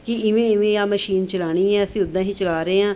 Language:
Punjabi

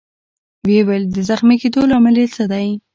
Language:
Pashto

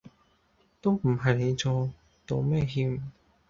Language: Cantonese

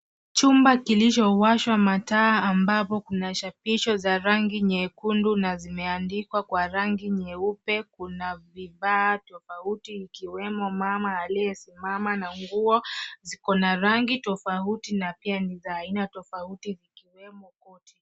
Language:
Swahili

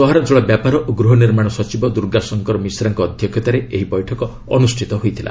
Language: Odia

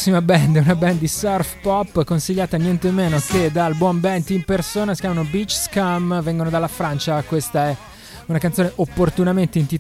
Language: Italian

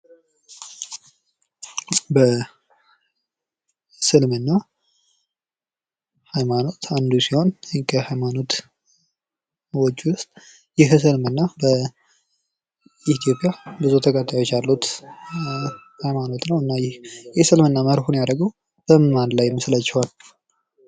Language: Amharic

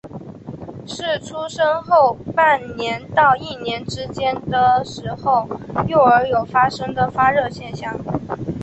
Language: Chinese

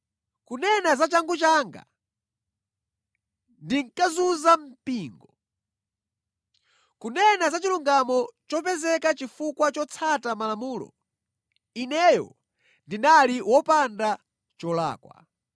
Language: Nyanja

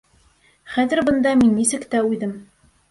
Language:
Bashkir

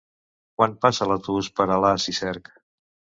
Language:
Catalan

